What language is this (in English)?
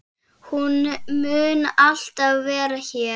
Icelandic